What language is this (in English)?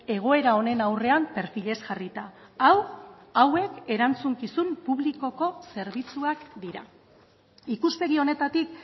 Basque